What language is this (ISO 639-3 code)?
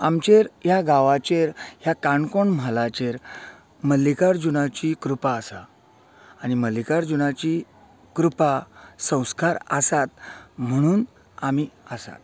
kok